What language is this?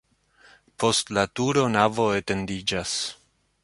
Esperanto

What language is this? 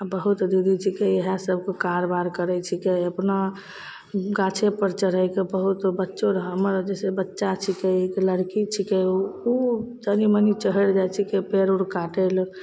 Maithili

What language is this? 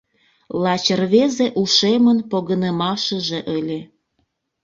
Mari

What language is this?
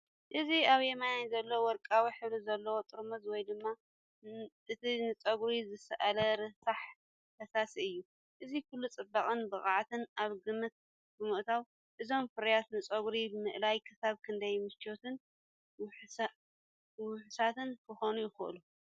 Tigrinya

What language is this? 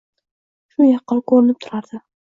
Uzbek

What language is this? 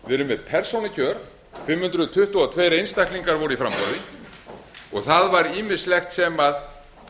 Icelandic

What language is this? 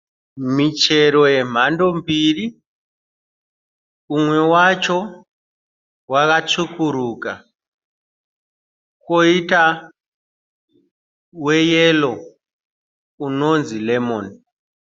Shona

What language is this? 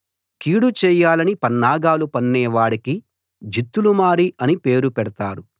Telugu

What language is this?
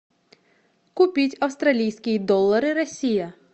Russian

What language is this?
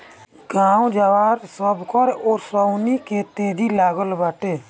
Bhojpuri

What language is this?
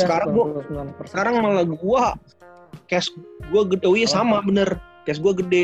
Indonesian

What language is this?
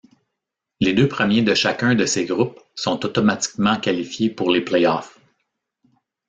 French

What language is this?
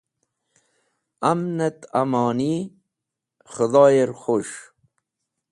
Wakhi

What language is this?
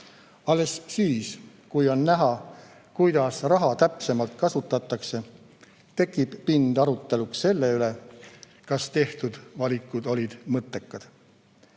Estonian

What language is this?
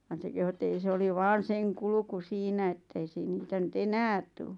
Finnish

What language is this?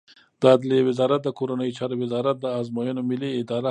Pashto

